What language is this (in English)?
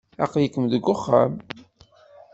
Kabyle